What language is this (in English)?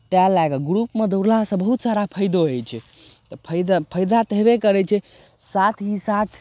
Maithili